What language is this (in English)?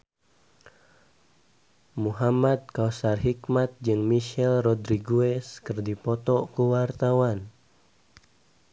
Sundanese